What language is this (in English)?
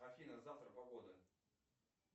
Russian